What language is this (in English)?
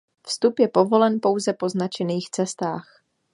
Czech